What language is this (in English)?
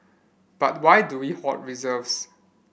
English